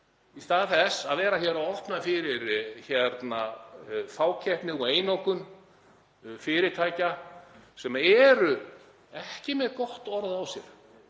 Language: Icelandic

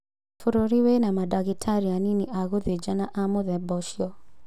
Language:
Kikuyu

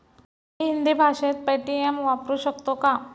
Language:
Marathi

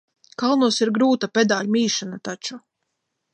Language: Latvian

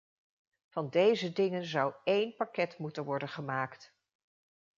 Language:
Dutch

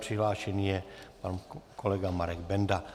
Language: Czech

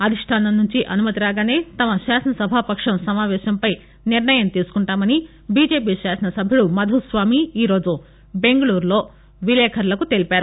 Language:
Telugu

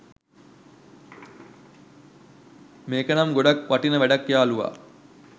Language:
Sinhala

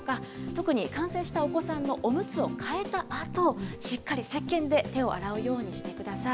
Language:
Japanese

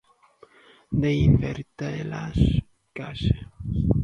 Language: Galician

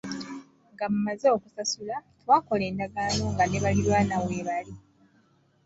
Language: Ganda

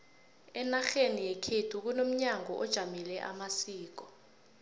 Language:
South Ndebele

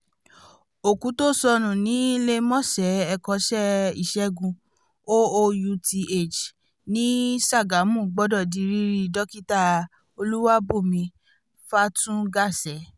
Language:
Yoruba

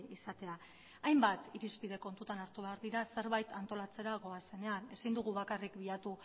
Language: Basque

